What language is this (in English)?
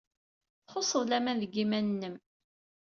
Kabyle